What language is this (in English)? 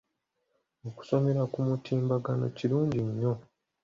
Ganda